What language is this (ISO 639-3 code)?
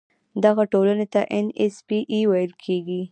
pus